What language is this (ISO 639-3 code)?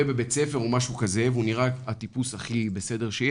heb